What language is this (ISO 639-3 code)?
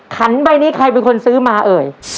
tha